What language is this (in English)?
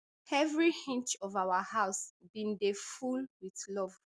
Nigerian Pidgin